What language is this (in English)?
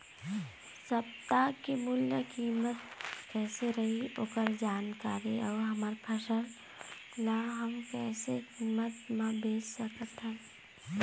Chhattisgarhi